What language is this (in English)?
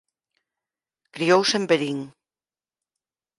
Galician